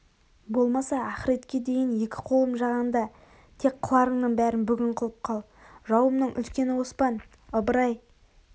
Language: Kazakh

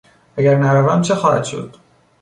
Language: Persian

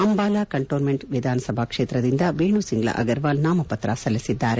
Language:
Kannada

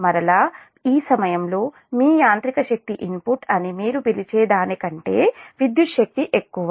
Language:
Telugu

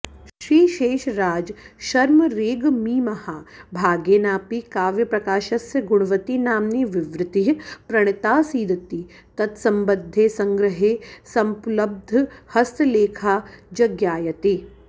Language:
Sanskrit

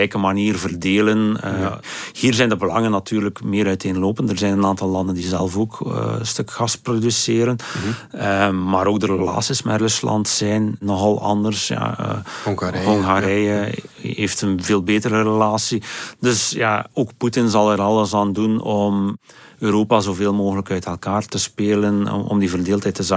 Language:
Dutch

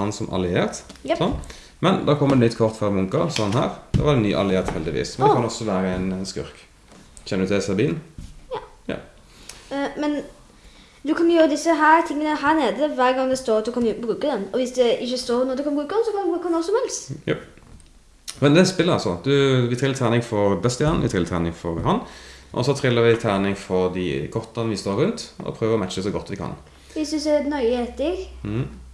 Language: Norwegian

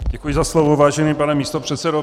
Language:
Czech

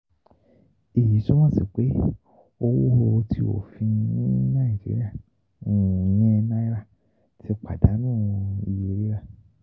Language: Yoruba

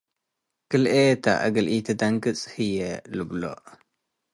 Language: Tigre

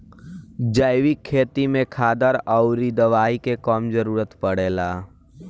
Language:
Bhojpuri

